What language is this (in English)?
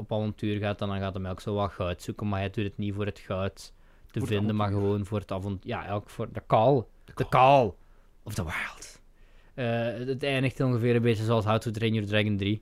Dutch